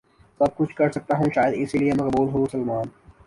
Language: Urdu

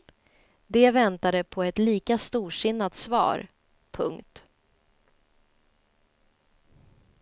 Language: Swedish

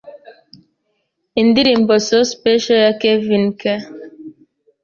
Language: Kinyarwanda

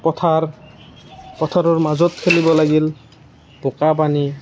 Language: Assamese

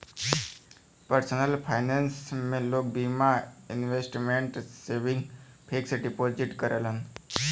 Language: Bhojpuri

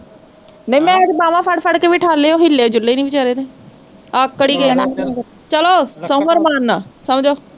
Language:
Punjabi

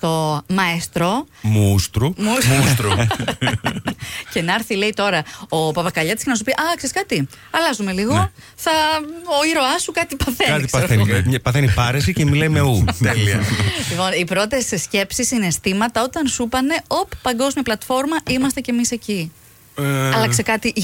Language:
Greek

